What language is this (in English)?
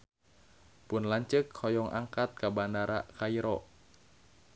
Sundanese